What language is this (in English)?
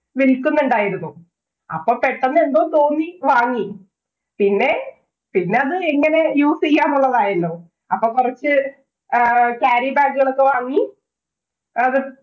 Malayalam